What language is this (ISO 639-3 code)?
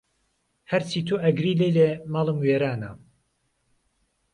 ckb